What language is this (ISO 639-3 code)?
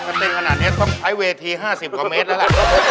tha